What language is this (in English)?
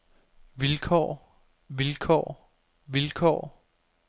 Danish